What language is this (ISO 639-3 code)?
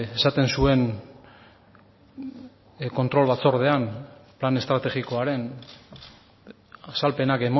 eus